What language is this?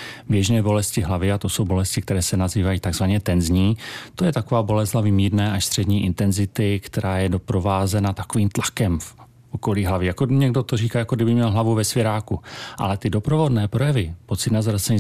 Czech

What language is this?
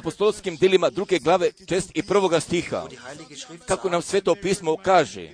Croatian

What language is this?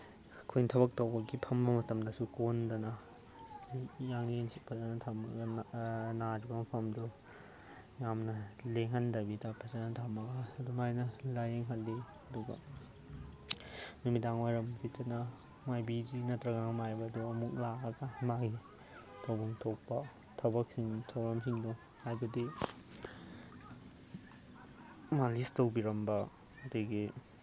Manipuri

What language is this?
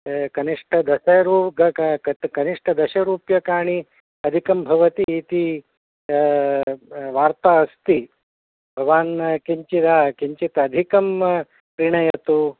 Sanskrit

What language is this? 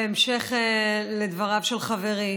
Hebrew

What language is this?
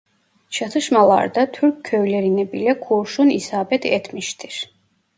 Turkish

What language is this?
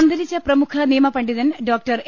Malayalam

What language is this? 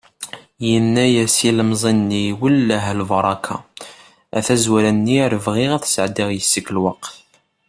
Kabyle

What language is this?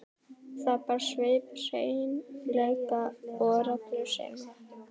Icelandic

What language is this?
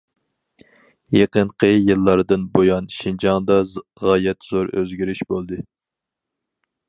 Uyghur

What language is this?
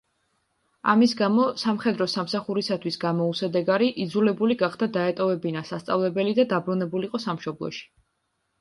Georgian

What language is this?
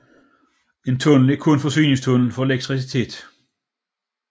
Danish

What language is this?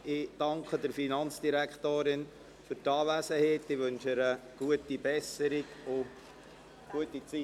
Swiss German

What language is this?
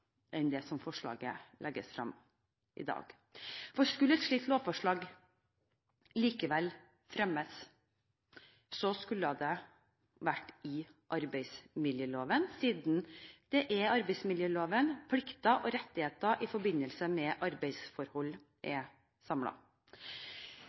Norwegian Bokmål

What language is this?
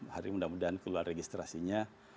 Indonesian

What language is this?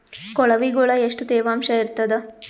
Kannada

